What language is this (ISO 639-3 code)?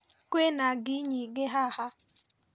kik